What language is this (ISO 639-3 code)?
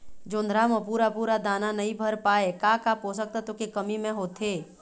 hne